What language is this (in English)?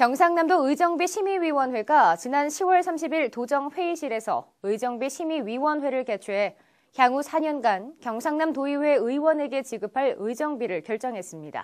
Korean